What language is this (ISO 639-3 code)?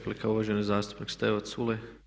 hrv